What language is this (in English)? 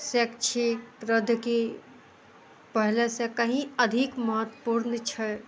Maithili